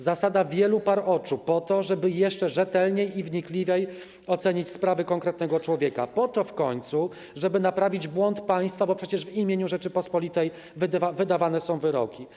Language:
Polish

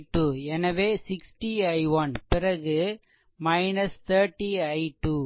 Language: Tamil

